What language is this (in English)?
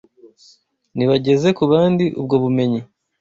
Kinyarwanda